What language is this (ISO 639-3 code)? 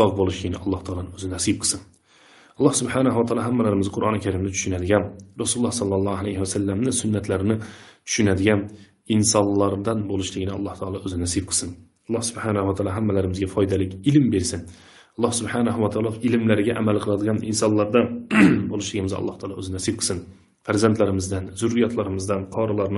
tur